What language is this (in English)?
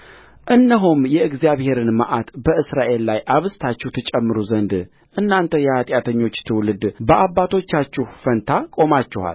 Amharic